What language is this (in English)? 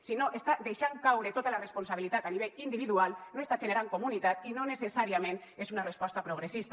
Catalan